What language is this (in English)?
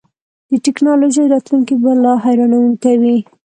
Pashto